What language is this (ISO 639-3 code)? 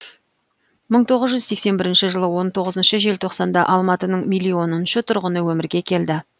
kaz